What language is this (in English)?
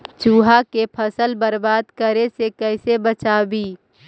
Magahi